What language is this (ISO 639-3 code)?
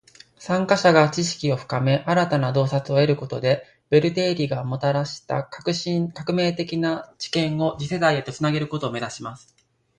jpn